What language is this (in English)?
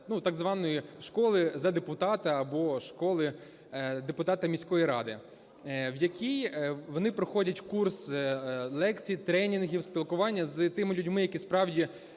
Ukrainian